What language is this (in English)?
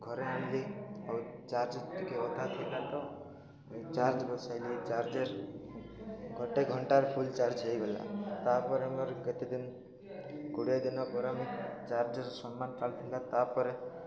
Odia